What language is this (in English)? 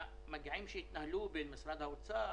Hebrew